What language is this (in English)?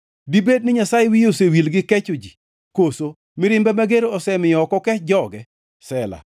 Luo (Kenya and Tanzania)